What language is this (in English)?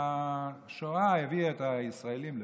Hebrew